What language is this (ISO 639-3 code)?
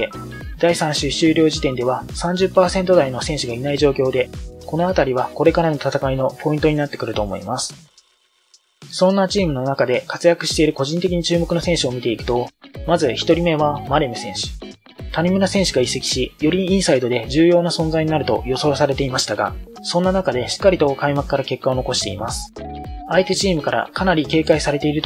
jpn